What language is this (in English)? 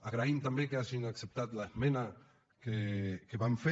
Catalan